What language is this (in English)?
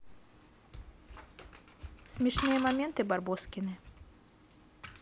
Russian